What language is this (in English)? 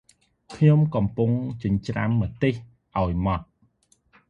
Khmer